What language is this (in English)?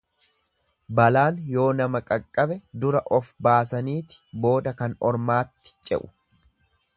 Oromo